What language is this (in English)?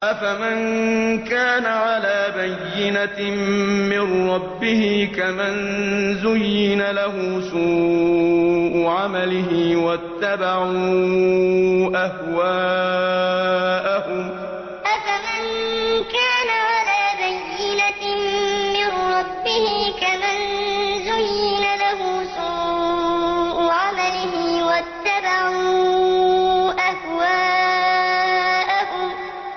Arabic